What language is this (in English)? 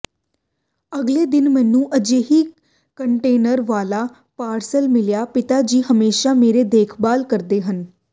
Punjabi